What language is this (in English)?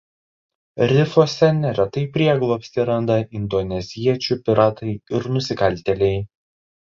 Lithuanian